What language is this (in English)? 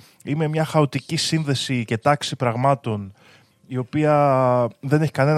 Greek